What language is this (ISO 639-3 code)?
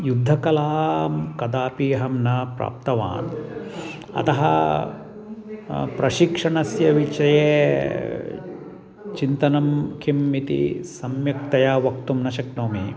san